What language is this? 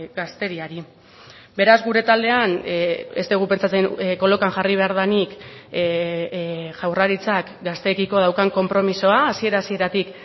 Basque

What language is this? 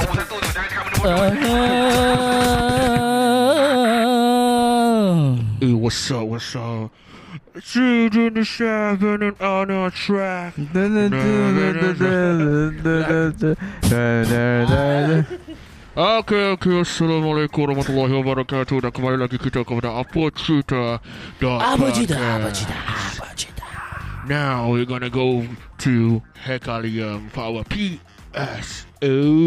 Malay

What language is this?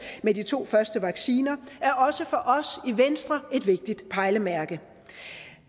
Danish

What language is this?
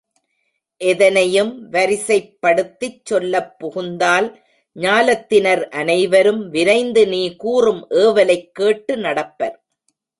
Tamil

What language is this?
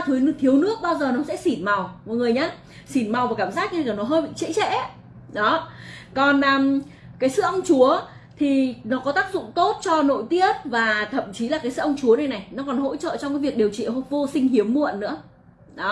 Vietnamese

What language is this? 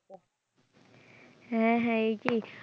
Bangla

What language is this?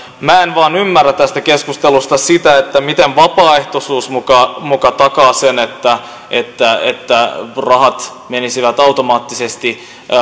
Finnish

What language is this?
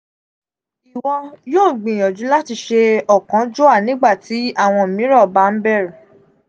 Yoruba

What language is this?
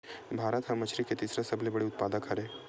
Chhattisgarhi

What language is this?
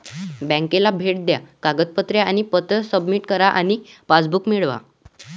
Marathi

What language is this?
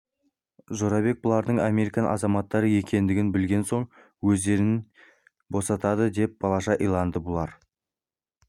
Kazakh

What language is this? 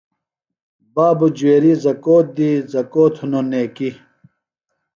Phalura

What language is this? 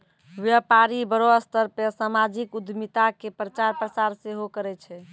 Maithili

